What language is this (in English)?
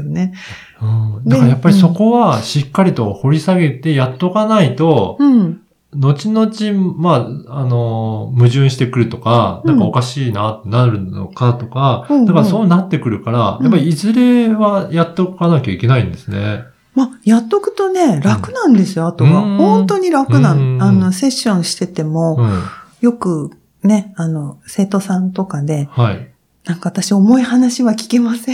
Japanese